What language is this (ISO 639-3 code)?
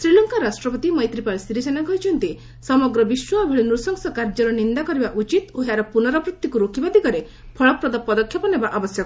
ori